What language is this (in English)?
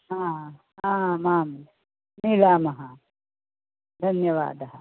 Sanskrit